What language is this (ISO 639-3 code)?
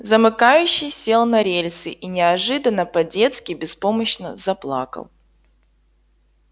rus